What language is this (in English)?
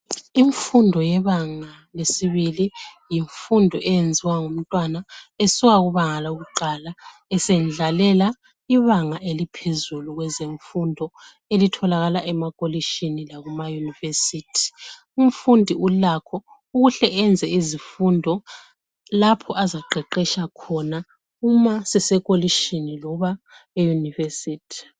North Ndebele